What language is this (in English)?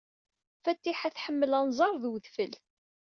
Kabyle